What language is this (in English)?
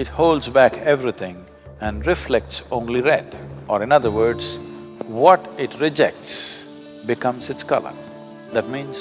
English